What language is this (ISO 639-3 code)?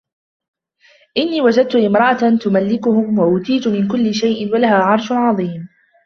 ara